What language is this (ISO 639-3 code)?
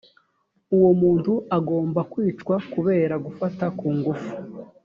kin